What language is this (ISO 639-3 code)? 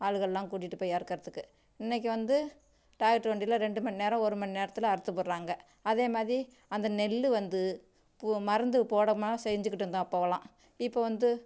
tam